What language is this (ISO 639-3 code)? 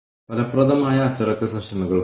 mal